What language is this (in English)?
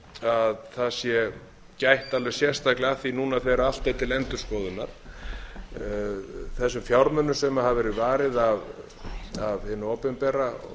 Icelandic